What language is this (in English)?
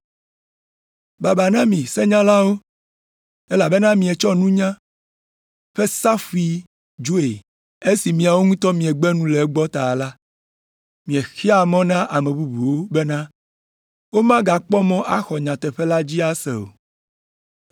Ewe